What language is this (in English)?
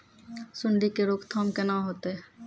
Maithili